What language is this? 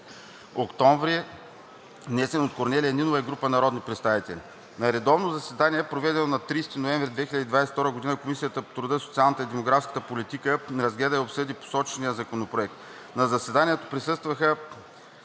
Bulgarian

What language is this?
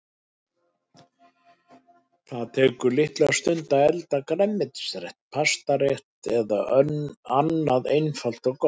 Icelandic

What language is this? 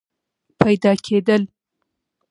Pashto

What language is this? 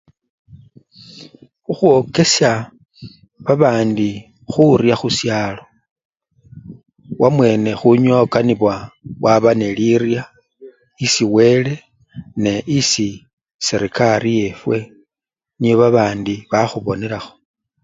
Luyia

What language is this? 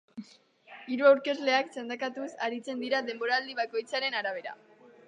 Basque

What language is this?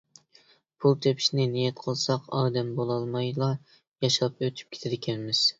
Uyghur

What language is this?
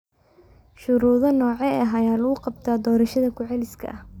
Somali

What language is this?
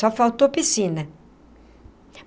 Portuguese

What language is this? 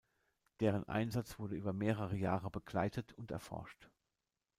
German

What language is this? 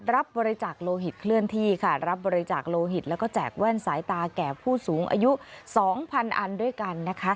Thai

